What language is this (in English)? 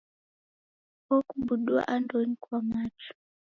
Taita